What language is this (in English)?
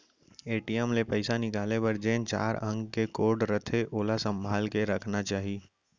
Chhattisgarhi